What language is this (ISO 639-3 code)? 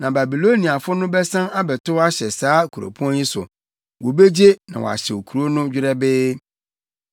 aka